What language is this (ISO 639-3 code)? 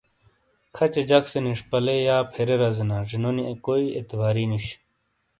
scl